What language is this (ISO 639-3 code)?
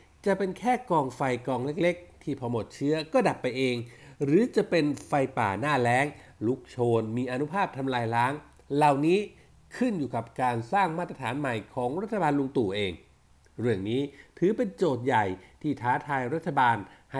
tha